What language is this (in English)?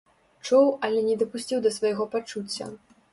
Belarusian